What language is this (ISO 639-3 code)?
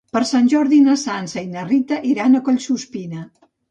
cat